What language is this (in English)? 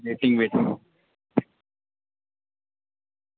Dogri